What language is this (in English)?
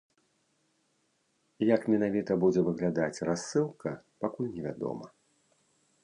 Belarusian